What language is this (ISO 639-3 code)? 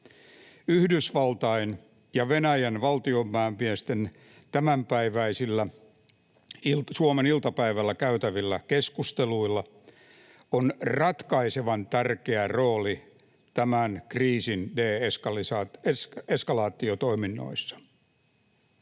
fin